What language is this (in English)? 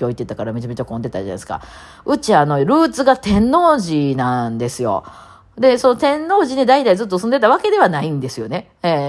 Japanese